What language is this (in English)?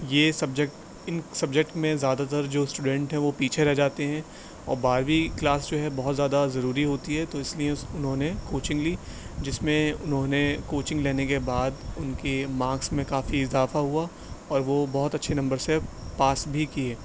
Urdu